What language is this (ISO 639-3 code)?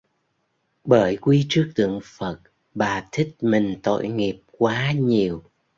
vie